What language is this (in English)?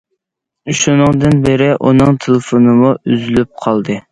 Uyghur